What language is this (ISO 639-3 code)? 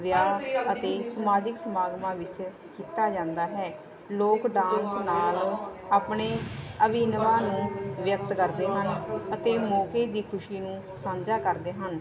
pan